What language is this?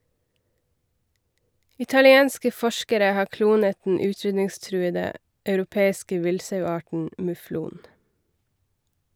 Norwegian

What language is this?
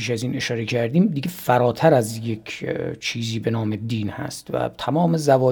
Persian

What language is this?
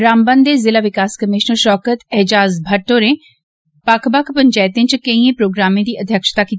Dogri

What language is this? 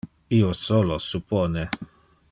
Interlingua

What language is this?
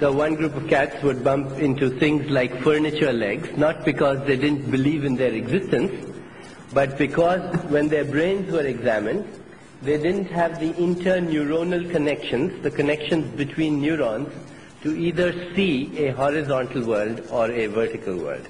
English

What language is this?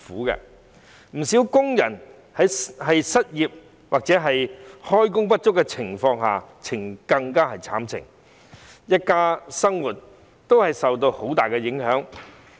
Cantonese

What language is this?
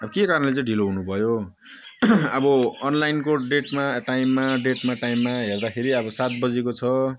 Nepali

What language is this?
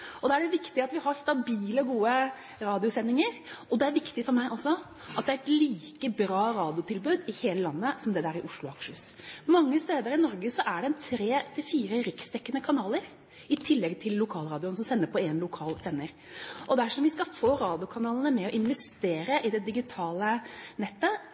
Norwegian Bokmål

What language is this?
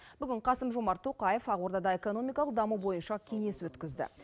Kazakh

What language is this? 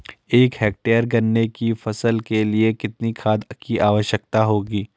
Hindi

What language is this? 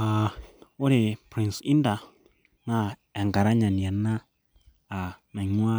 Masai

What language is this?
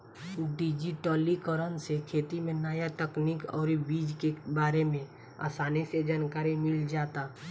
Bhojpuri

